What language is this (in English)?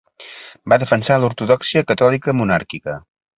Catalan